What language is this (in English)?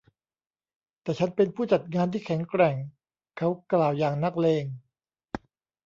Thai